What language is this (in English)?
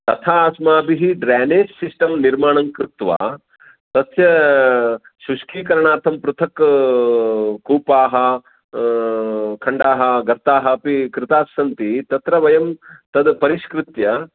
Sanskrit